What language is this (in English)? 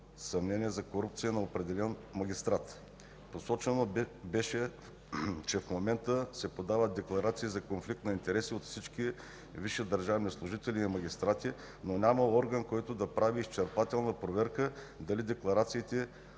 Bulgarian